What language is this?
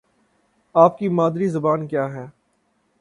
Urdu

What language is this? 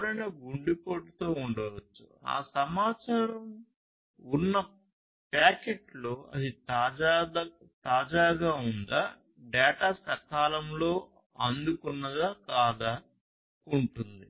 Telugu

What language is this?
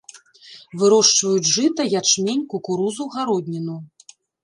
Belarusian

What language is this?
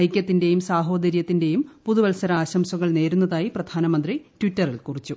Malayalam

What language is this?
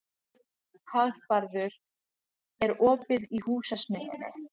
Icelandic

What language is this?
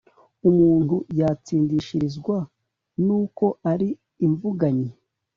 Kinyarwanda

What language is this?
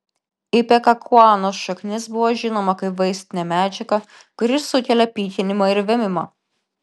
Lithuanian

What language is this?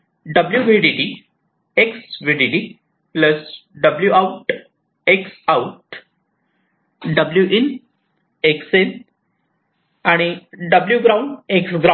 Marathi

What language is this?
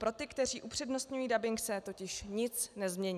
Czech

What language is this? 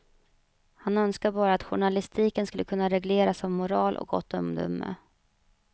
Swedish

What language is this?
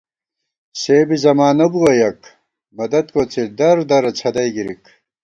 Gawar-Bati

